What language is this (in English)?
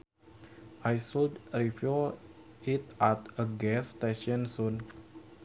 Sundanese